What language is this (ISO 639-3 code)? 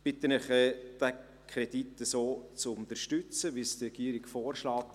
gsw